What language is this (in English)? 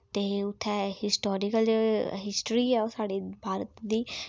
Dogri